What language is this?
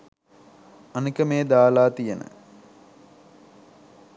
Sinhala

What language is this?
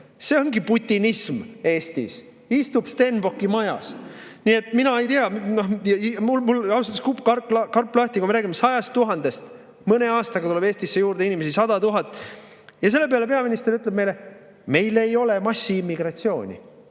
Estonian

